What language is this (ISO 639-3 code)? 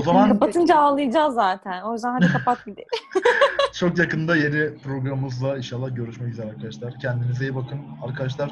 tur